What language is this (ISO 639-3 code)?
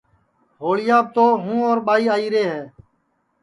ssi